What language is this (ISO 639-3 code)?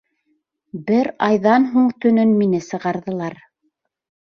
bak